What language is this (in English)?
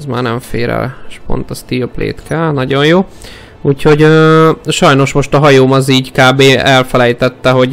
Hungarian